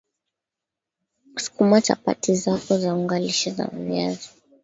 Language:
Swahili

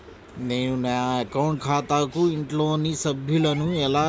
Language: Telugu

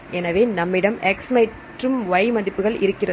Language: Tamil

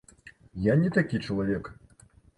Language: Belarusian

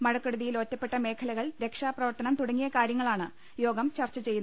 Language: Malayalam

